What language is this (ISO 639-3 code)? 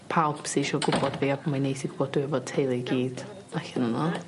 cym